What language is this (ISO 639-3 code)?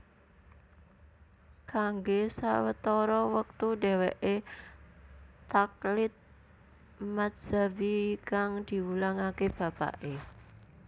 jav